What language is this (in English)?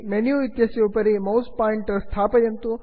Sanskrit